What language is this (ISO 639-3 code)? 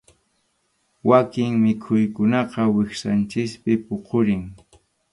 qxu